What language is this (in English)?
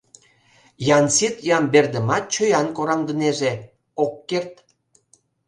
Mari